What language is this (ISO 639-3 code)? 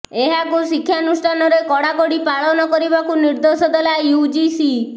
ori